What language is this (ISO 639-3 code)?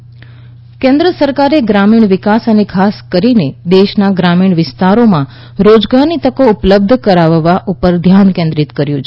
guj